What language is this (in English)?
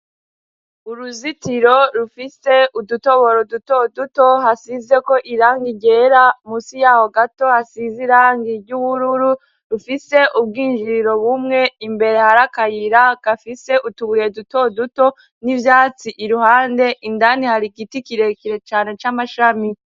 Rundi